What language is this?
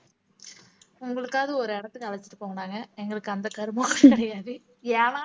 Tamil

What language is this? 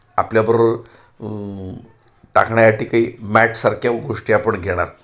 Marathi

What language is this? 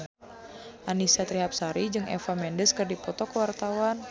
Sundanese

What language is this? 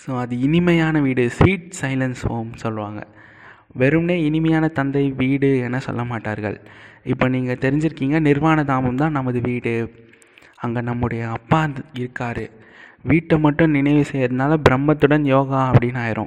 Tamil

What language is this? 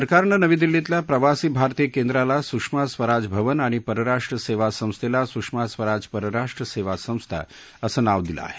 Marathi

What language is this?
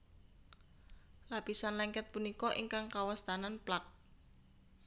Javanese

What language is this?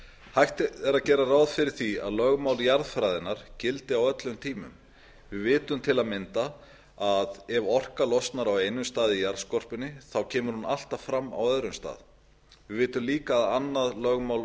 Icelandic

